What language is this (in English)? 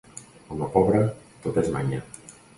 Catalan